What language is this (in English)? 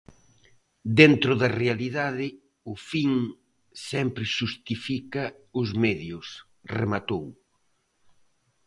Galician